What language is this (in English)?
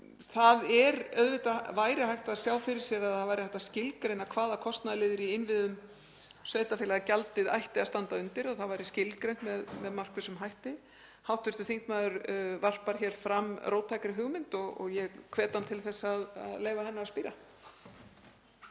Icelandic